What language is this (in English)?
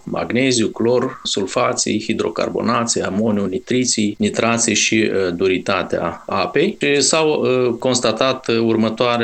Romanian